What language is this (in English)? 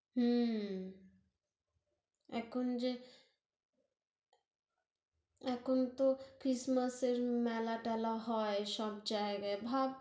Bangla